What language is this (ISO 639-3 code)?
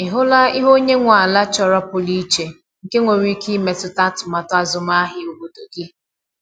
ibo